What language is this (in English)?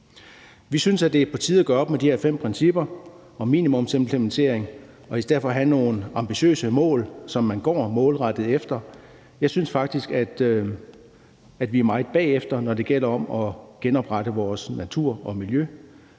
Danish